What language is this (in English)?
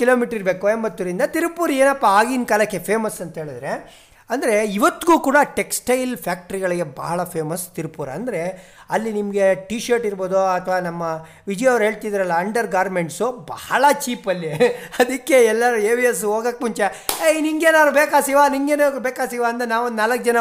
Kannada